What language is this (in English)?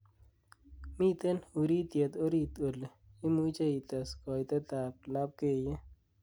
Kalenjin